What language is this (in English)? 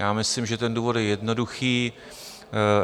Czech